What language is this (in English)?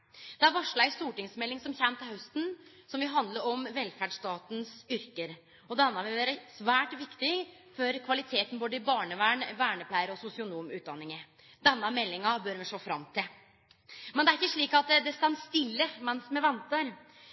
Norwegian Nynorsk